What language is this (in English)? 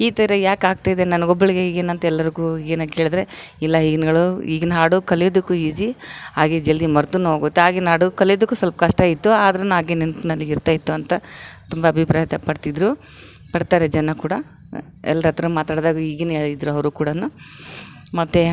Kannada